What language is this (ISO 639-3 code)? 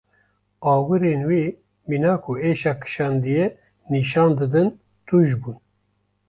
kur